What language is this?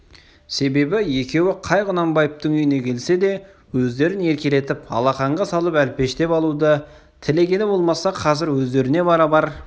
Kazakh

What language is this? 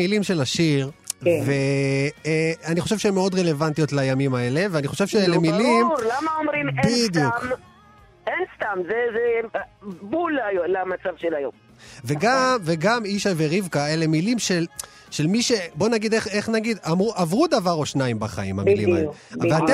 Hebrew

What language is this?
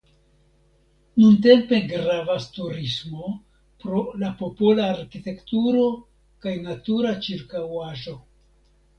Esperanto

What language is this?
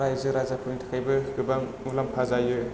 Bodo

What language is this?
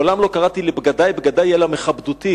Hebrew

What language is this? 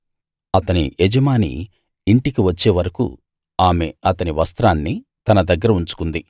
Telugu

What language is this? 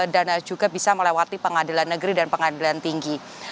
Indonesian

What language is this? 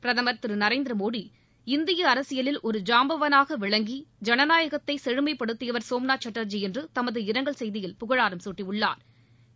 Tamil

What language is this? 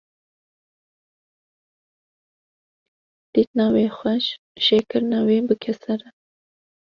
Kurdish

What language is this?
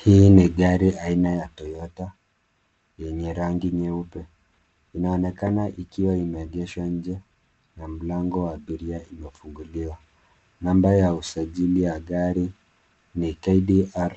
Swahili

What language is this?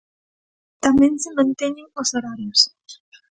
Galician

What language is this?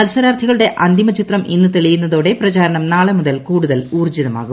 Malayalam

